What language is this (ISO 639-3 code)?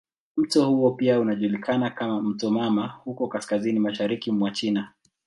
swa